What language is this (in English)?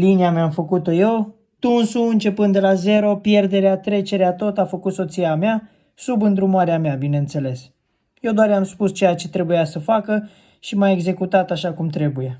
Romanian